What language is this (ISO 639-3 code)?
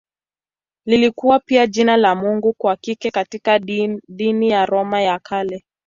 swa